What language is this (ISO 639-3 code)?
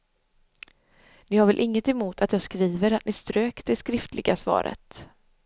swe